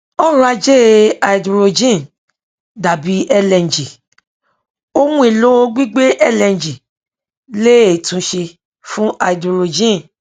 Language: Yoruba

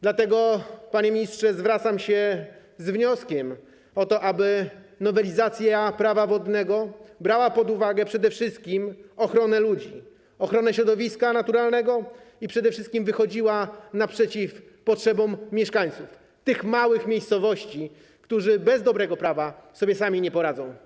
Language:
Polish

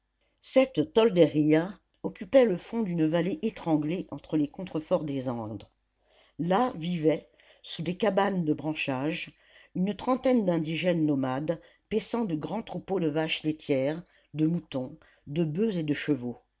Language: French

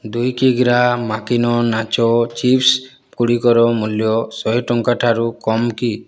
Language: Odia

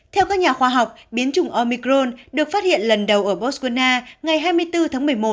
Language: Vietnamese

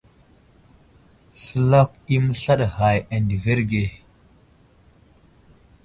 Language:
Wuzlam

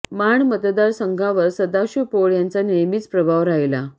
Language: Marathi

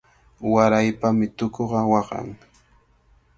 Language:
Cajatambo North Lima Quechua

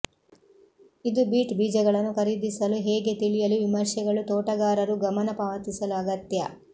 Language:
Kannada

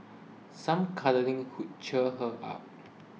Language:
English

